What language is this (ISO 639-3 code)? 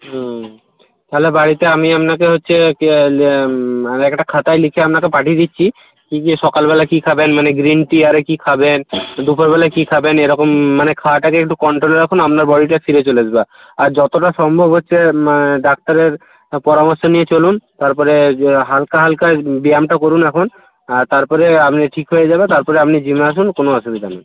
ben